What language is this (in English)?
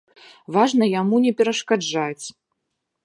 Belarusian